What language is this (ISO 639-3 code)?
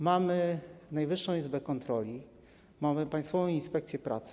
pol